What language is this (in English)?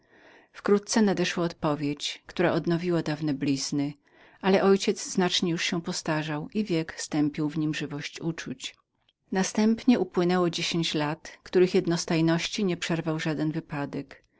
Polish